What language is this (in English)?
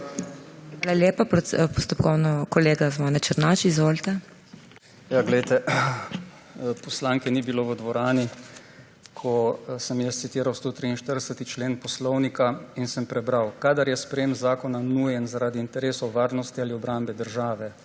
Slovenian